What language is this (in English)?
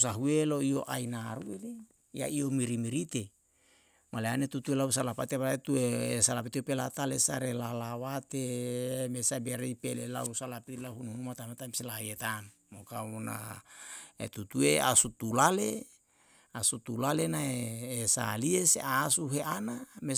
Yalahatan